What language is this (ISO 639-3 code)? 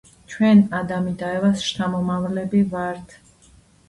kat